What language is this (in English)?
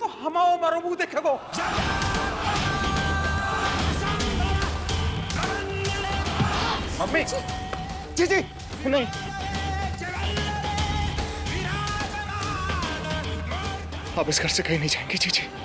Hindi